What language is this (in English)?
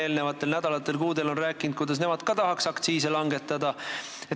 Estonian